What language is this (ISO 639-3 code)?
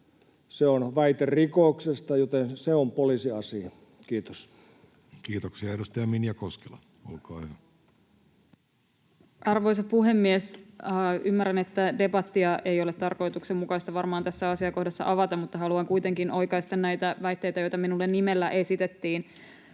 fin